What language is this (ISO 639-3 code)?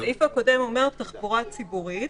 heb